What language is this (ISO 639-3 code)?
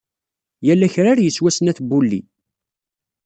kab